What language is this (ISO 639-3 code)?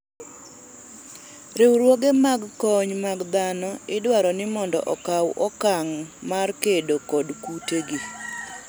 luo